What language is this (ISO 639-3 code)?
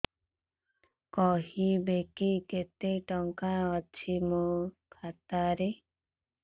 ori